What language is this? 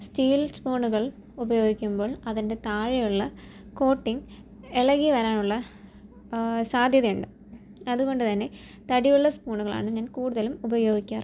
Malayalam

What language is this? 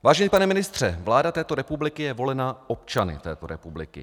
Czech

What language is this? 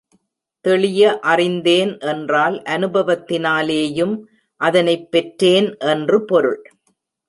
Tamil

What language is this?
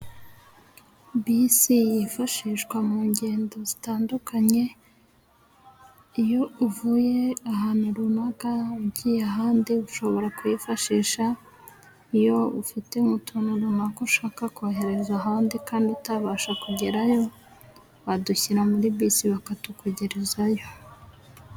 Kinyarwanda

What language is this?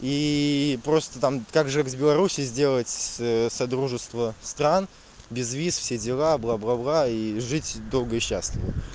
Russian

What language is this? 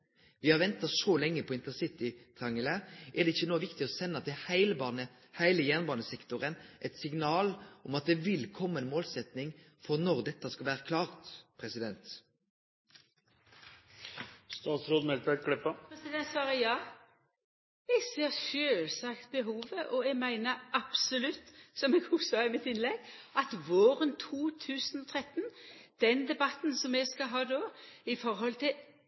Norwegian Nynorsk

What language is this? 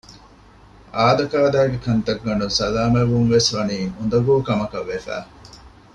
Divehi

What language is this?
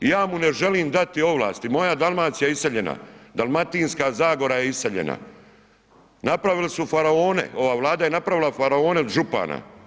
Croatian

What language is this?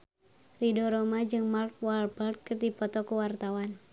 Sundanese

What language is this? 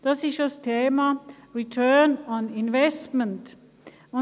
Swiss German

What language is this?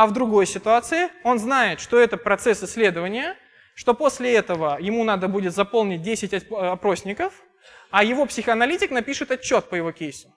Russian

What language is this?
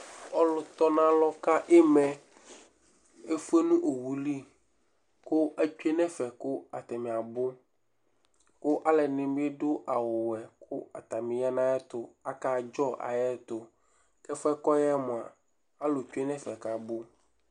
Ikposo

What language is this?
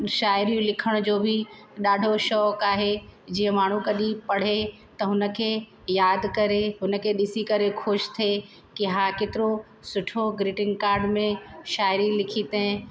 Sindhi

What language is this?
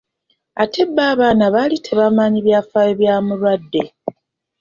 Ganda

